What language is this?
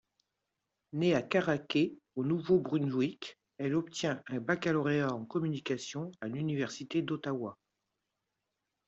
French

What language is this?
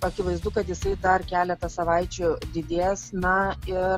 Lithuanian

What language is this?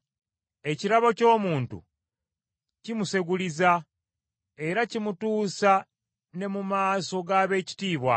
Ganda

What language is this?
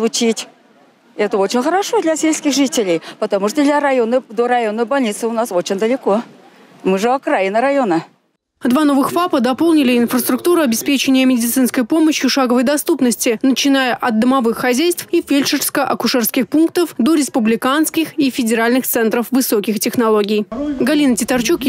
Russian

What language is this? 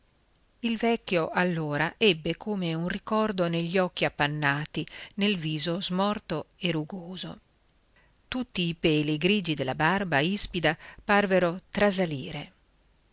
Italian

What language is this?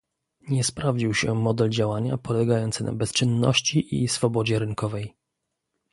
Polish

